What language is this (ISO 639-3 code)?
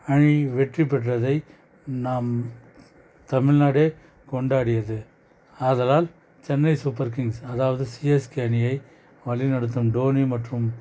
tam